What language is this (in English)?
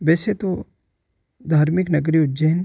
Hindi